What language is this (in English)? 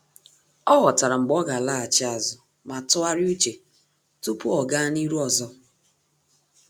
Igbo